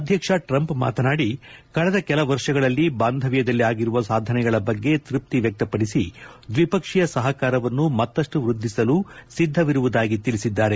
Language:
Kannada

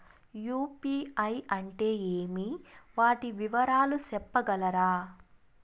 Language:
Telugu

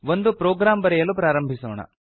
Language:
Kannada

